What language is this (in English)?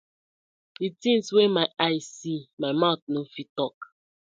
Nigerian Pidgin